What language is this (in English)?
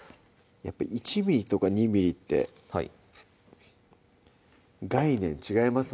Japanese